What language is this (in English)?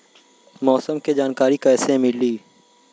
Bhojpuri